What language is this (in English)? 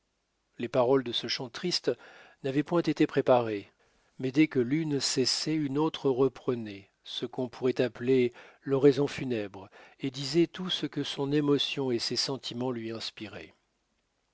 French